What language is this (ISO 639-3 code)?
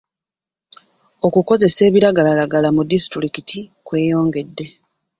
lug